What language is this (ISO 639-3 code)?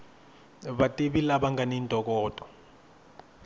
tso